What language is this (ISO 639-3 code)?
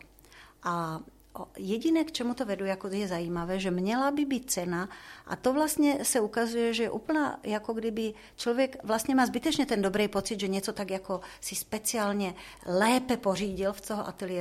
ces